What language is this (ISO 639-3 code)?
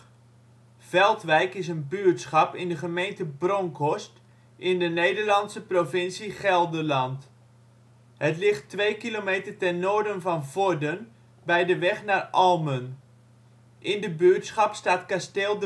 nld